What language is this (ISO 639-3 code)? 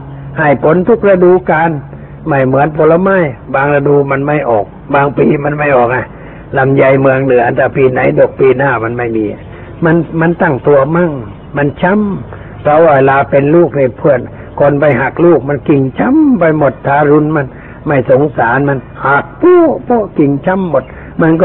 tha